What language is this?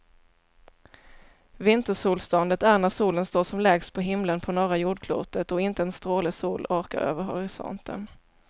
Swedish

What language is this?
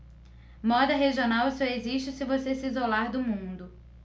Portuguese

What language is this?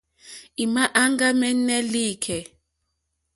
Mokpwe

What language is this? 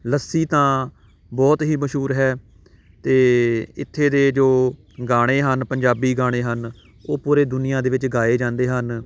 Punjabi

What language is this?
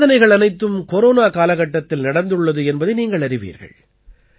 Tamil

